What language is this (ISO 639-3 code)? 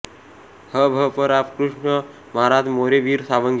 mar